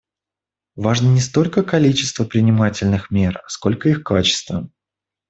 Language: Russian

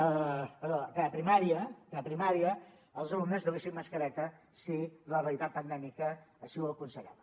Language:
Catalan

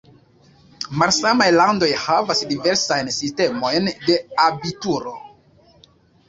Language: Esperanto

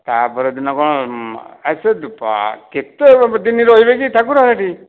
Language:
Odia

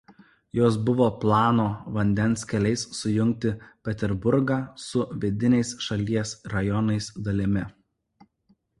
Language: Lithuanian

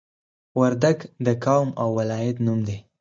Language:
Pashto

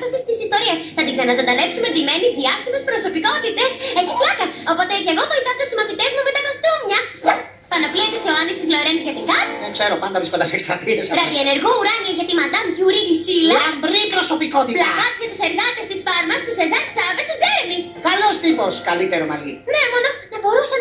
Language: Greek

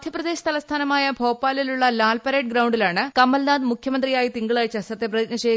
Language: Malayalam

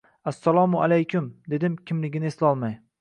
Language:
Uzbek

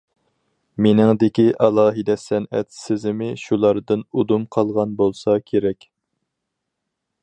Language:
Uyghur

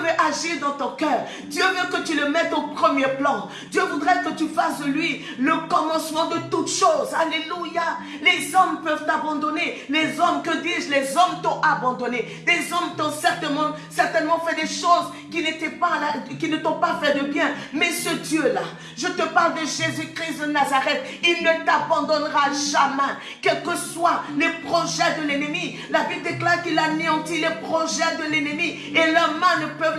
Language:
French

